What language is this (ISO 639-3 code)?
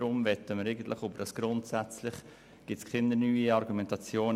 gsw